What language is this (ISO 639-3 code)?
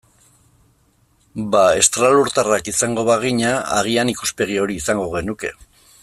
eus